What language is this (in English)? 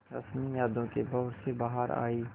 Hindi